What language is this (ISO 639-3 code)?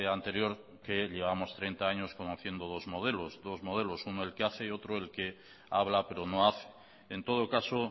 spa